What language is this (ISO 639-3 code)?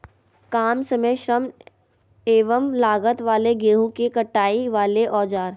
mag